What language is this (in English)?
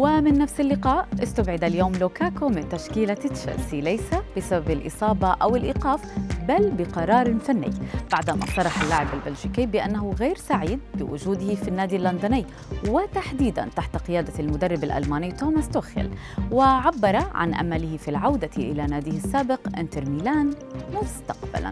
Arabic